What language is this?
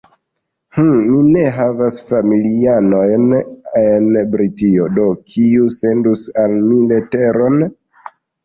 Esperanto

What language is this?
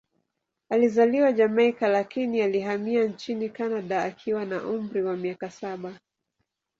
Swahili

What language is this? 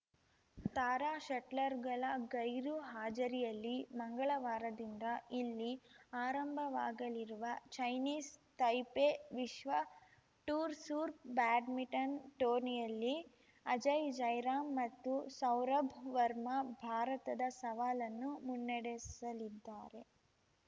Kannada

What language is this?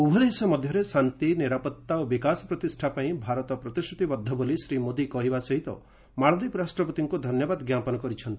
Odia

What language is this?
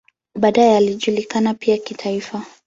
Swahili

